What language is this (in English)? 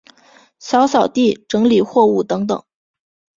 Chinese